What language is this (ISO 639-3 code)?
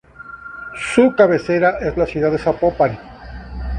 spa